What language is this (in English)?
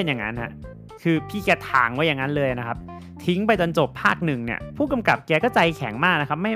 Thai